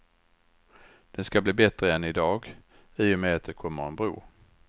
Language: Swedish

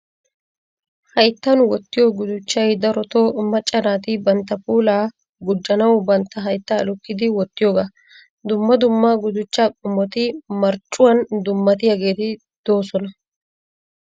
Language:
Wolaytta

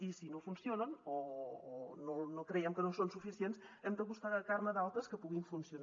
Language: Catalan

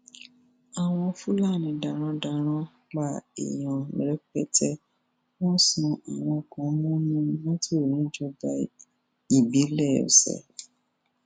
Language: Yoruba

